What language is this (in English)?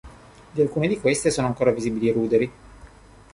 Italian